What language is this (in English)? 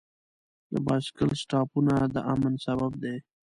Pashto